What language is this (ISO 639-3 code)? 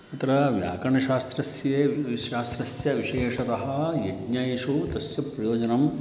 san